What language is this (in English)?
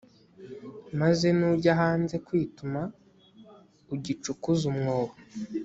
Kinyarwanda